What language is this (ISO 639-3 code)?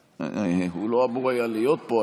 heb